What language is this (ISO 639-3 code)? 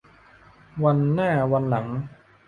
tha